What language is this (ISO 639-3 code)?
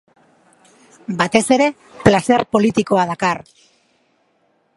eus